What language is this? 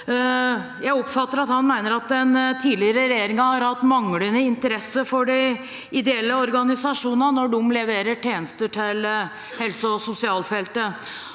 Norwegian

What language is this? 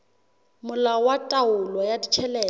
Southern Sotho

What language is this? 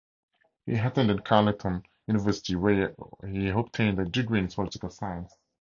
English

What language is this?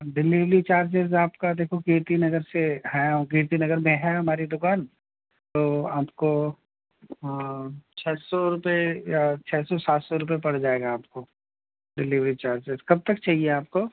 Urdu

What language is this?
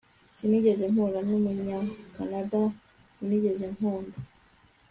Kinyarwanda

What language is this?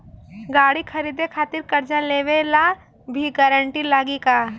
Bhojpuri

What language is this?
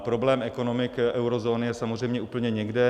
Czech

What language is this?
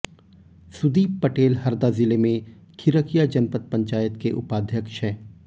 Hindi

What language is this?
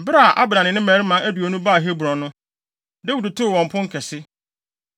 Akan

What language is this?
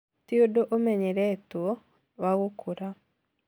Kikuyu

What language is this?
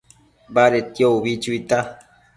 Matsés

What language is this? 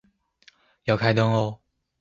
Chinese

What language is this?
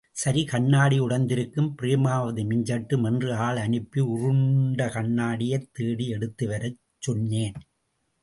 Tamil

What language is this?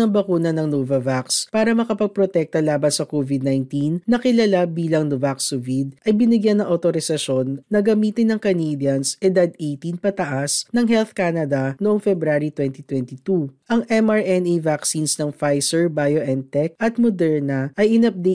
Filipino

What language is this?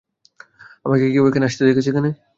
Bangla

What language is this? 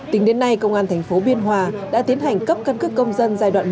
Vietnamese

